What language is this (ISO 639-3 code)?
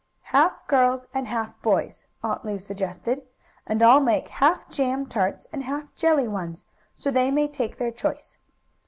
eng